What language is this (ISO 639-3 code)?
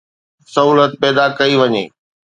snd